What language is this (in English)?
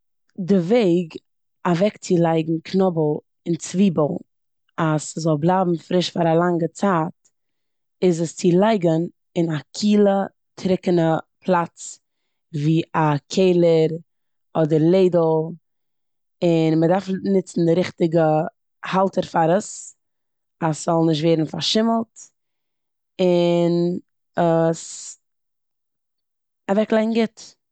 Yiddish